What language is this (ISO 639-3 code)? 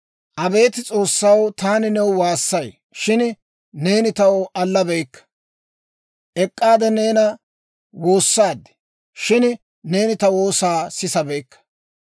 dwr